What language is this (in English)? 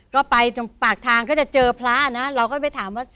Thai